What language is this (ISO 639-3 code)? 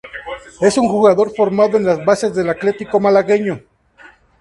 spa